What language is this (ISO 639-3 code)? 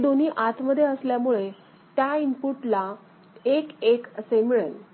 mar